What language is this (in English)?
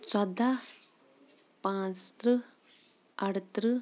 Kashmiri